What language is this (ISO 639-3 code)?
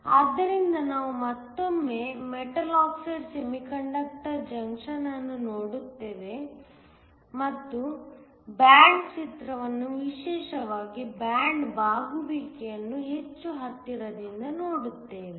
kan